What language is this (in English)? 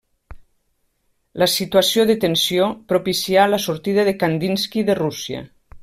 Catalan